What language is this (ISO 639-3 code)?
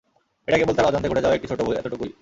ben